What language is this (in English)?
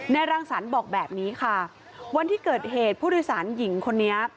Thai